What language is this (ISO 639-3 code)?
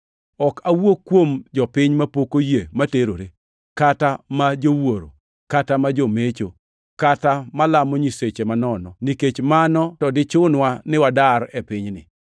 luo